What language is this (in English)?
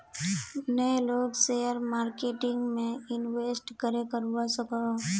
Magahi